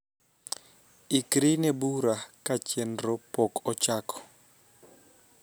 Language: Luo (Kenya and Tanzania)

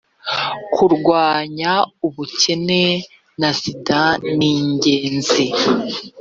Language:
Kinyarwanda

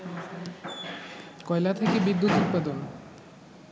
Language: Bangla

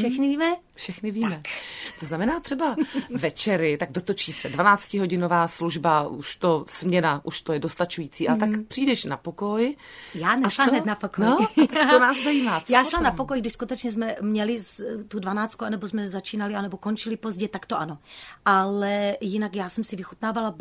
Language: Czech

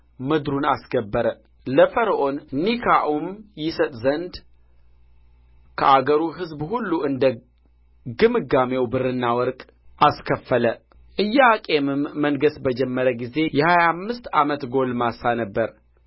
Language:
Amharic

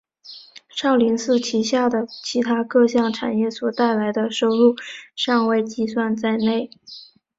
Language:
Chinese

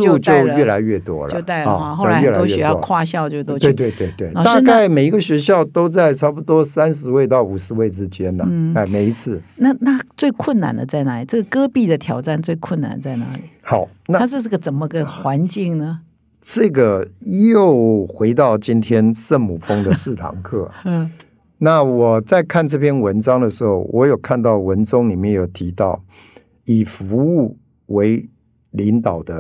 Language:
Chinese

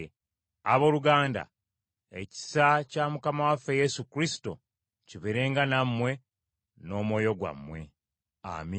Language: Ganda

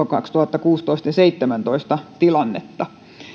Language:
Finnish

